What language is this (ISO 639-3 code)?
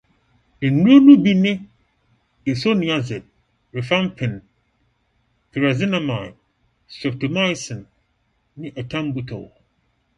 aka